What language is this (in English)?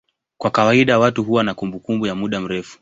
Swahili